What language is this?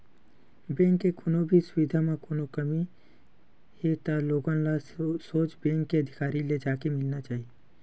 Chhattisgarhi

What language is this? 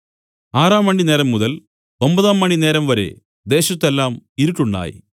Malayalam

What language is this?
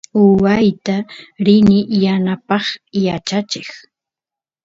Santiago del Estero Quichua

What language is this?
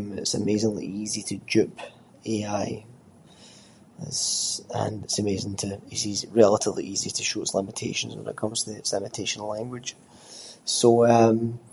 Scots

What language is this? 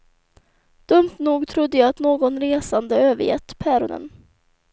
Swedish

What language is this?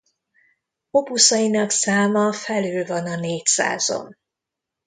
Hungarian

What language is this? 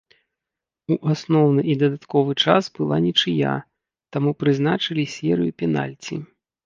Belarusian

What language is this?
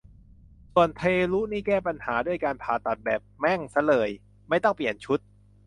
Thai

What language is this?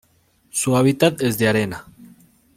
Spanish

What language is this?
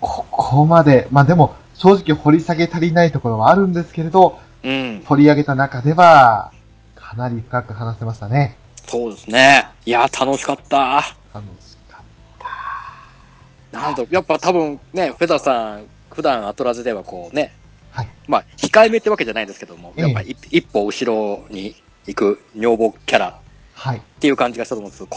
Japanese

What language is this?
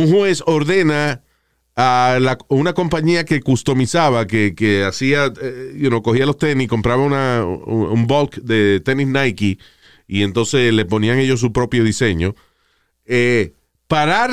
Spanish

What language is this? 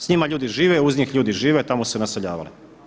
Croatian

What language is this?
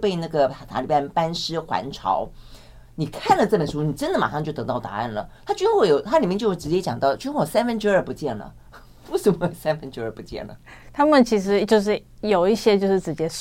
Chinese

